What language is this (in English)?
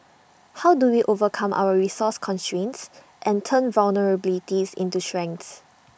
English